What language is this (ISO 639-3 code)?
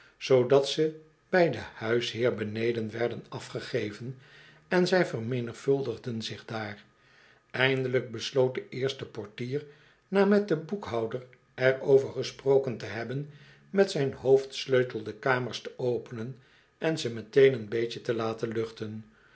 nld